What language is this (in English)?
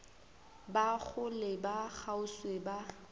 Northern Sotho